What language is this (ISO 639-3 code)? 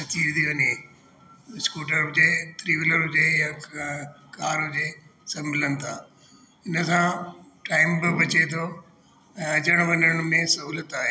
snd